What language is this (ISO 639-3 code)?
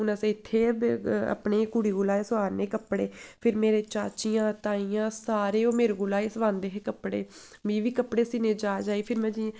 doi